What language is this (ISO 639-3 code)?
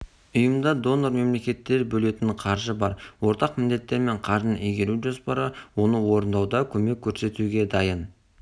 kaz